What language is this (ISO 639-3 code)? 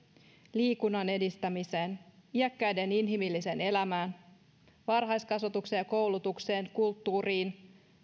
fin